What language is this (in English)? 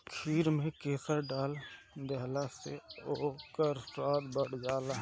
Bhojpuri